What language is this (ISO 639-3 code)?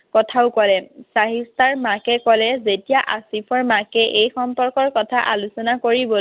asm